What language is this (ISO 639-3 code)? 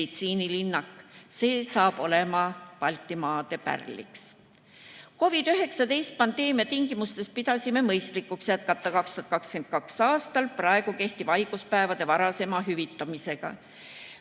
est